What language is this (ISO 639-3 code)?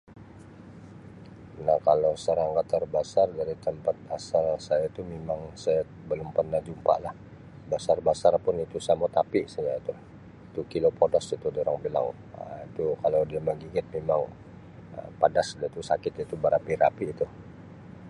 msi